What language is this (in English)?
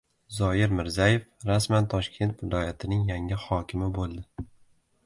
Uzbek